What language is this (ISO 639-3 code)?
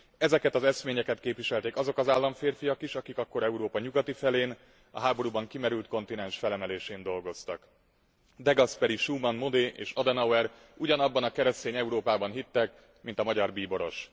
hun